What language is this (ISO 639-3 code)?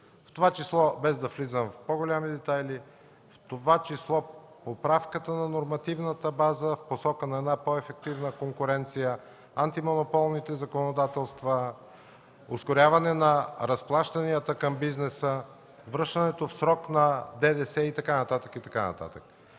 bul